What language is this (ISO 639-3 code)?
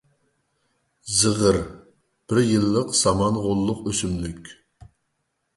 uig